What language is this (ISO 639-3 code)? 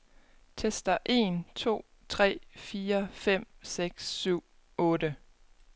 dan